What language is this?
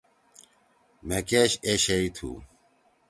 Torwali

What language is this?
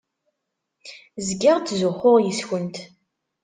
Kabyle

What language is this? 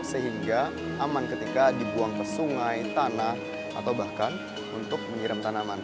Indonesian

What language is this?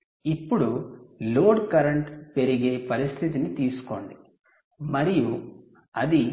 Telugu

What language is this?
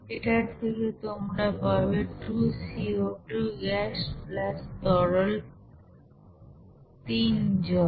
Bangla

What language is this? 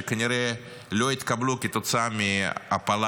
Hebrew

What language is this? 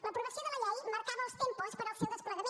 Catalan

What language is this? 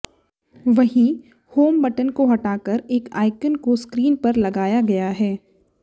Hindi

